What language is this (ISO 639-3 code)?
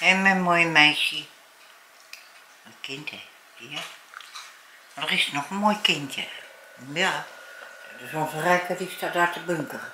nld